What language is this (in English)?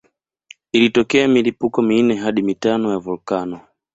Swahili